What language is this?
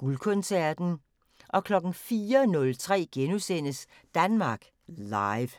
Danish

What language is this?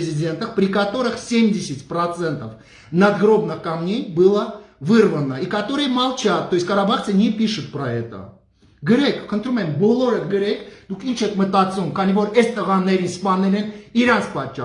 Russian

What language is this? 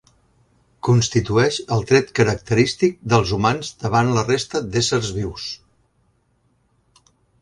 Catalan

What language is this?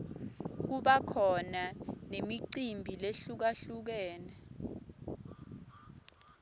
Swati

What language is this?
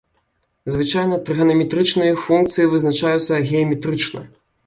Belarusian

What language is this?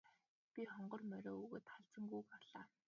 Mongolian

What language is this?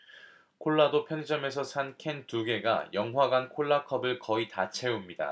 Korean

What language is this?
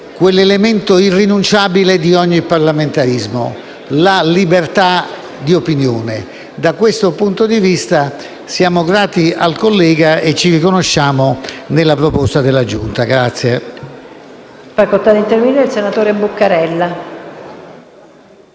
Italian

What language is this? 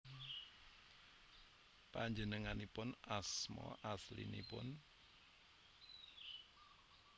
Javanese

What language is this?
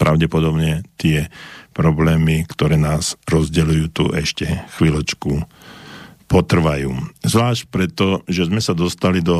Slovak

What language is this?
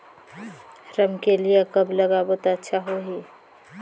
Chhattisgarhi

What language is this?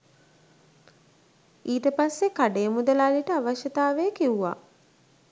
Sinhala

